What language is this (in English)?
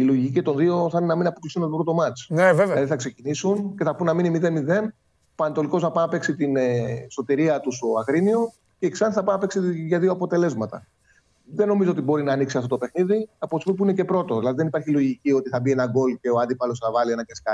Greek